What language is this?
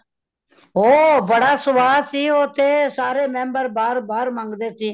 Punjabi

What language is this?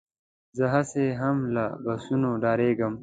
Pashto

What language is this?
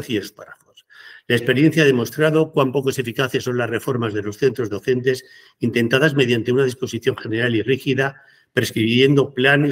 Spanish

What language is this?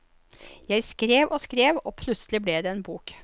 Norwegian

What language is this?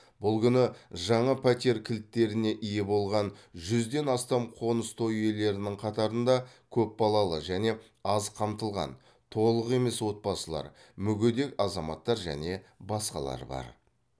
Kazakh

